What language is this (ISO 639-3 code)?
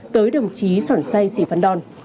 vie